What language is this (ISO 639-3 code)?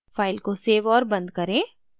hin